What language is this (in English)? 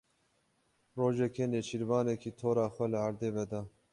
Kurdish